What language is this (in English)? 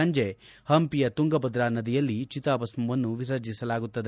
Kannada